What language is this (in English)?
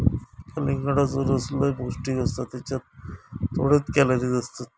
Marathi